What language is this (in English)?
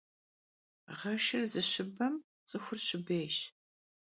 Kabardian